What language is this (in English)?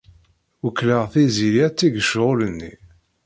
Kabyle